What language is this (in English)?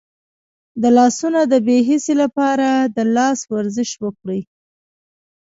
Pashto